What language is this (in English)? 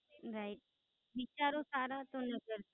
Gujarati